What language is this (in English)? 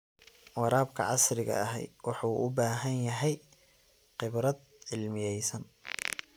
Somali